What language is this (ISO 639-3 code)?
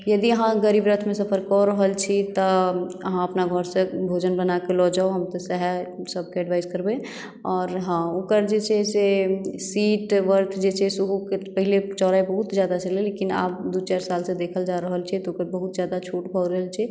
mai